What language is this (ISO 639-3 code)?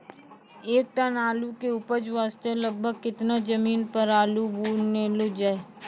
mai